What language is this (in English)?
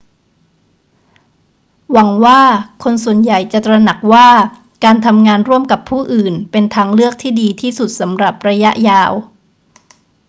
Thai